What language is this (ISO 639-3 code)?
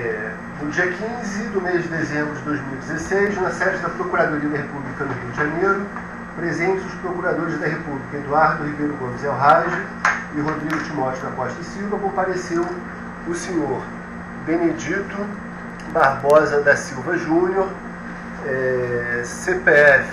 por